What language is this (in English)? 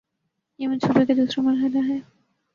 Urdu